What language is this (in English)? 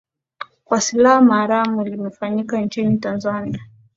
Swahili